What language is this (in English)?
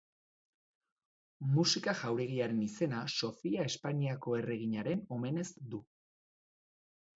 Basque